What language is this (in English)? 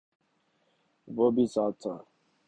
Urdu